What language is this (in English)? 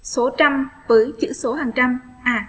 Vietnamese